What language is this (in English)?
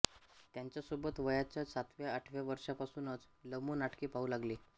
Marathi